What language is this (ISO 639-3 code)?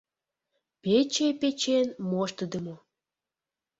chm